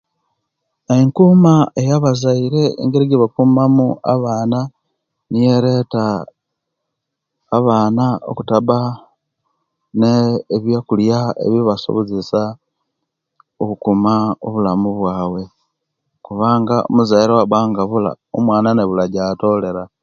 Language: Kenyi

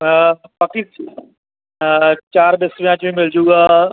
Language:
Punjabi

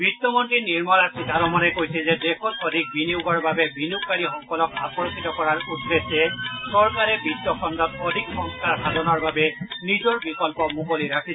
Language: Assamese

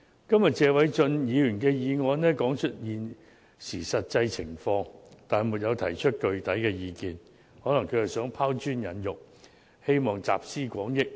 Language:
Cantonese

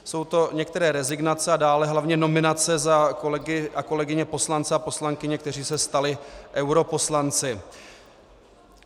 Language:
Czech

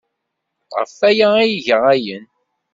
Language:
Kabyle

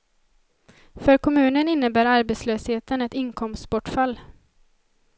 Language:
Swedish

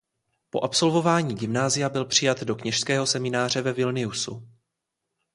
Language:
Czech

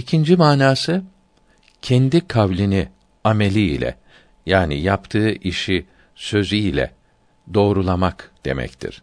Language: Turkish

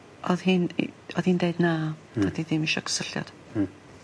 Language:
Welsh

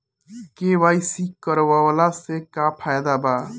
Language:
Bhojpuri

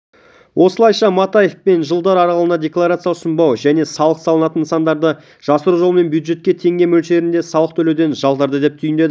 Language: Kazakh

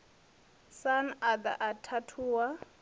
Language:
Venda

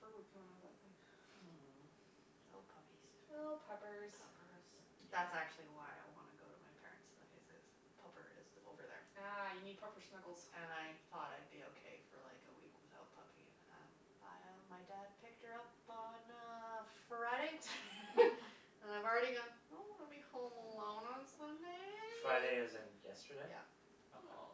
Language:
English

